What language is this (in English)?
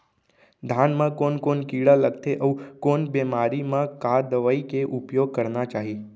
Chhattisgarhi